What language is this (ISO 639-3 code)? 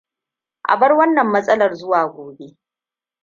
hau